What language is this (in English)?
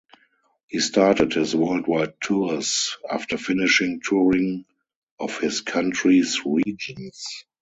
English